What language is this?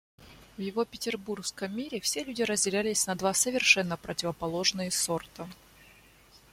Russian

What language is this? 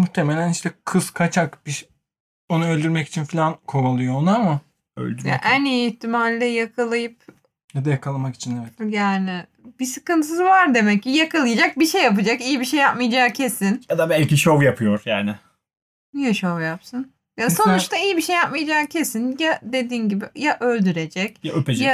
Turkish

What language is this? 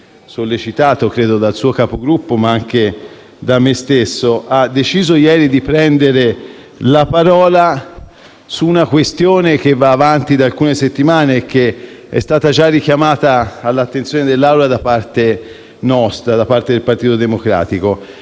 Italian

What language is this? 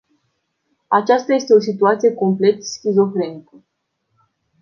Romanian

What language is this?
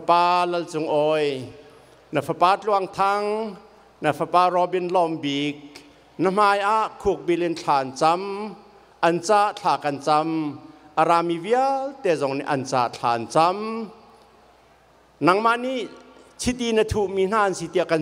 Thai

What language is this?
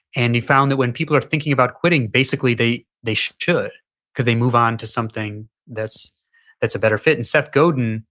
English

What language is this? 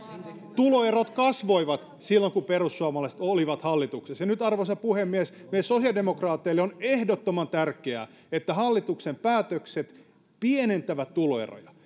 Finnish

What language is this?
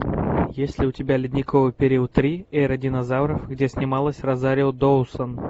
Russian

